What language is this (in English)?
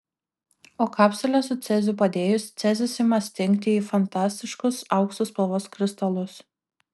Lithuanian